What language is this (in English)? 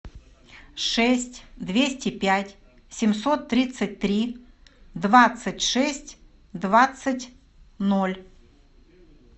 Russian